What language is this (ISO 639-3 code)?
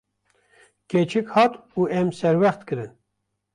kur